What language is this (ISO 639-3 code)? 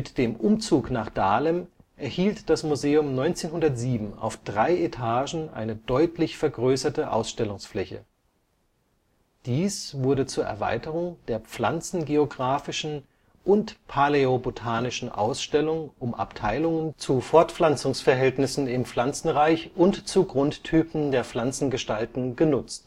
deu